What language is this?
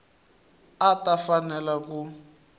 Tsonga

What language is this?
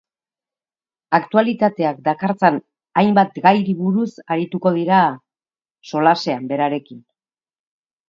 Basque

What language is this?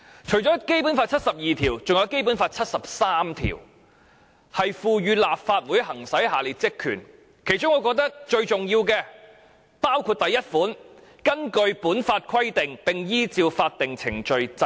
Cantonese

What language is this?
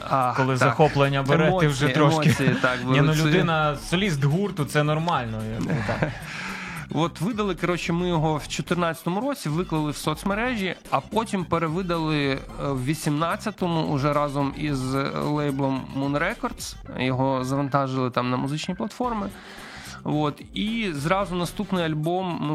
Ukrainian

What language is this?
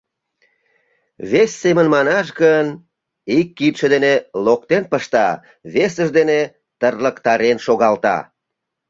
Mari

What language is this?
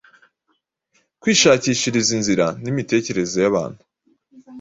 Kinyarwanda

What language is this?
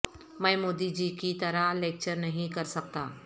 Urdu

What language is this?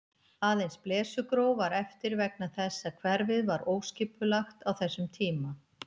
Icelandic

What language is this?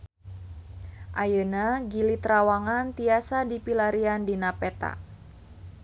Sundanese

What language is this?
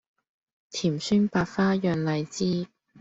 Cantonese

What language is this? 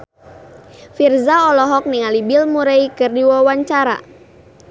Sundanese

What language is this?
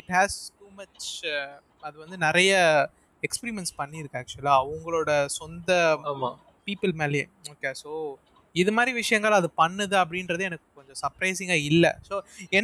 Tamil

